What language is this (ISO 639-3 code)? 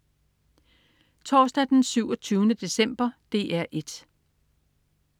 dan